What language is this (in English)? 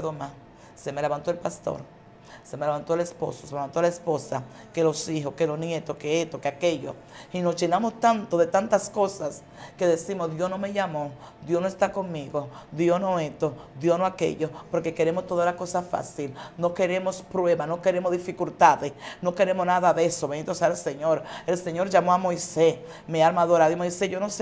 Spanish